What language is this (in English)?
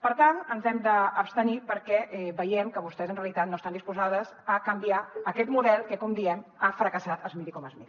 Catalan